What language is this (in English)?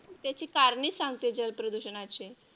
Marathi